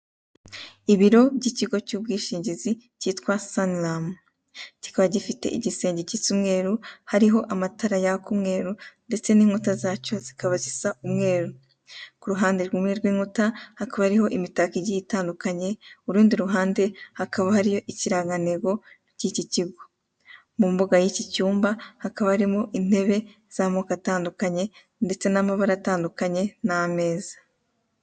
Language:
Kinyarwanda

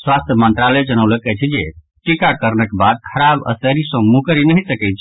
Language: Maithili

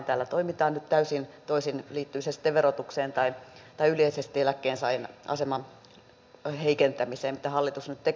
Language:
Finnish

